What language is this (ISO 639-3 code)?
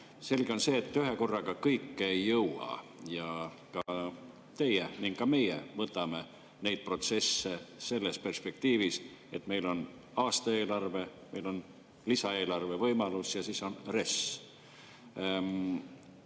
est